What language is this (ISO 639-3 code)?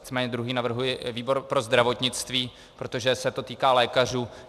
ces